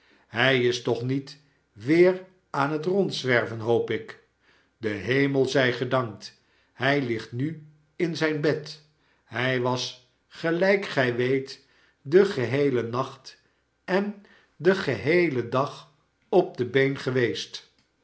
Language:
Dutch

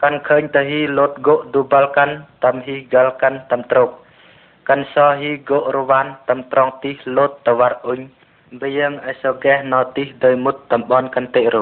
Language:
Vietnamese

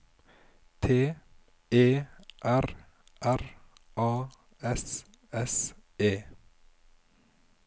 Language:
Norwegian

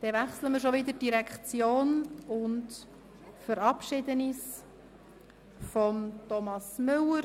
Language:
Swiss German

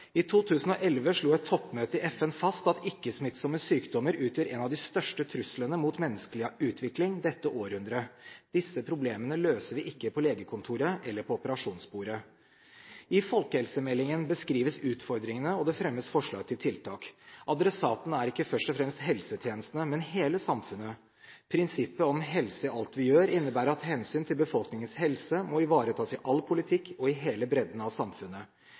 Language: Norwegian Bokmål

